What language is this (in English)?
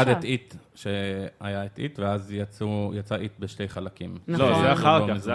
Hebrew